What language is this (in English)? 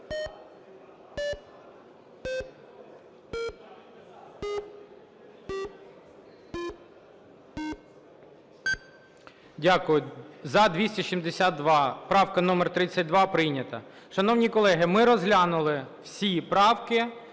Ukrainian